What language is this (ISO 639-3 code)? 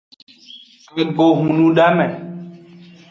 ajg